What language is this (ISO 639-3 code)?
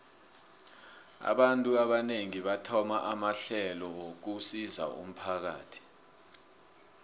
nbl